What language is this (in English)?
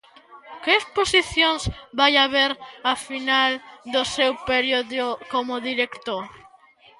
Galician